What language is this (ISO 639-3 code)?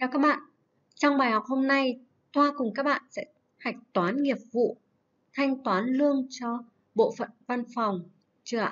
vie